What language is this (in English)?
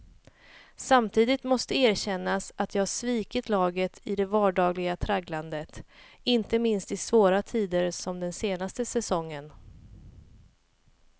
Swedish